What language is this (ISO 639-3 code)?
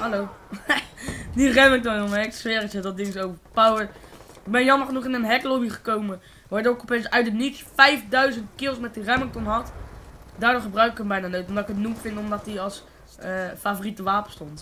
nld